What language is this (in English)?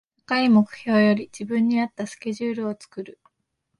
Japanese